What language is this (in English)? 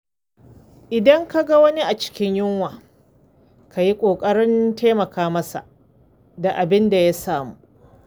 Hausa